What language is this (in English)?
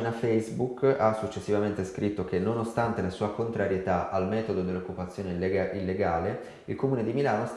Italian